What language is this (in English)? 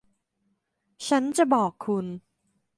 Thai